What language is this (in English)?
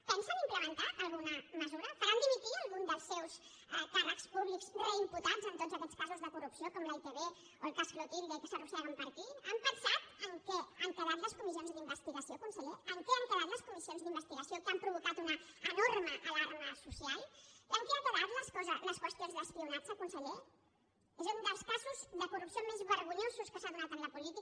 Catalan